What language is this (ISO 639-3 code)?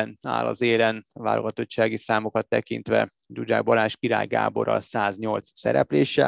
hun